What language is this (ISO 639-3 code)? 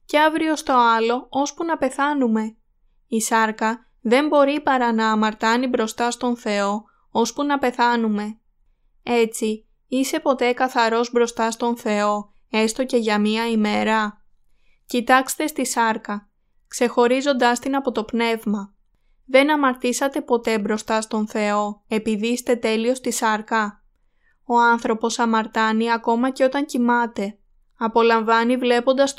ell